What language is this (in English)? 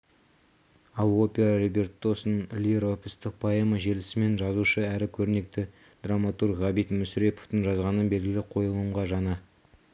Kazakh